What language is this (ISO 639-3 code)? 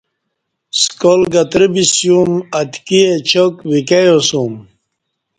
bsh